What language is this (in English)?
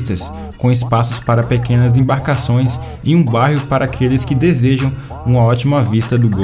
Portuguese